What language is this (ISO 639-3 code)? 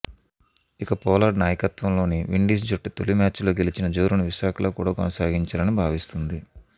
tel